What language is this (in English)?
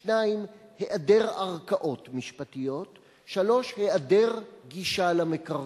Hebrew